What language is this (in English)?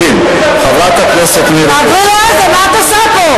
Hebrew